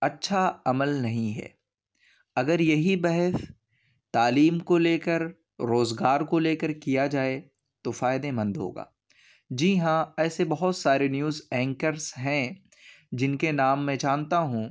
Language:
Urdu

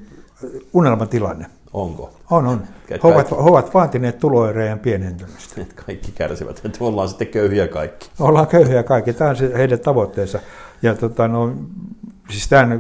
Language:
Finnish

